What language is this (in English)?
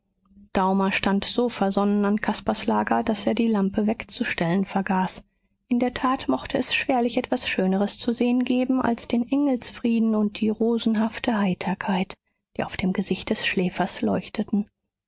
German